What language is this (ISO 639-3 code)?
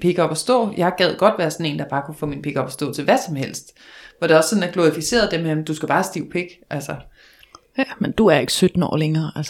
dan